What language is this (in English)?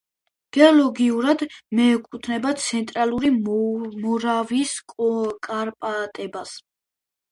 Georgian